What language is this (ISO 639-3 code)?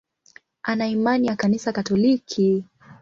swa